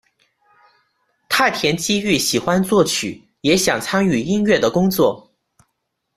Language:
Chinese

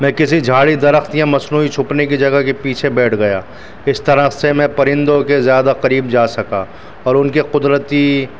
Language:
Urdu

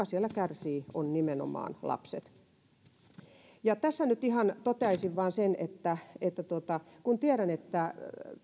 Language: Finnish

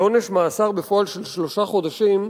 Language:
Hebrew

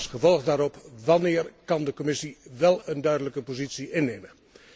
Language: Dutch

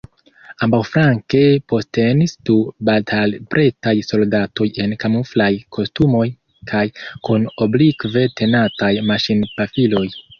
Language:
Esperanto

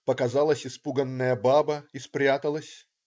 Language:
Russian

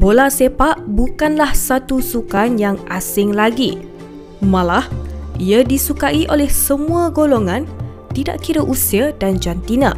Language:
Malay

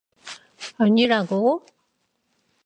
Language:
Korean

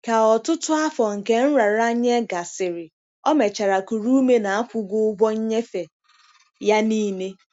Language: Igbo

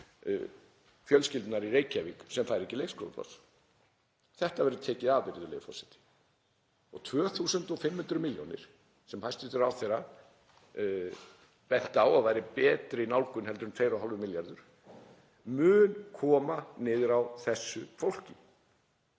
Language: Icelandic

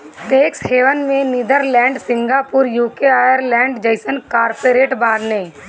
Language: Bhojpuri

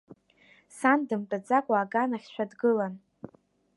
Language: Abkhazian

